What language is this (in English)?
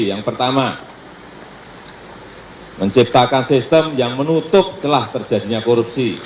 Indonesian